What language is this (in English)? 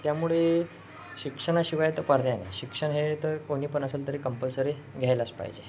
Marathi